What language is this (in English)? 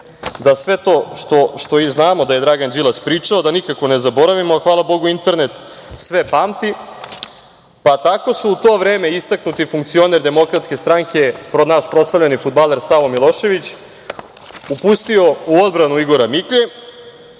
Serbian